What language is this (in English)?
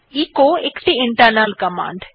Bangla